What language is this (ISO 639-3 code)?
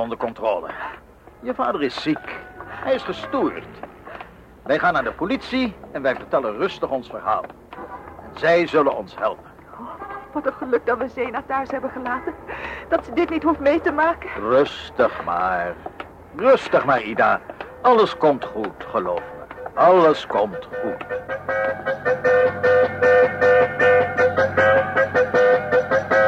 nld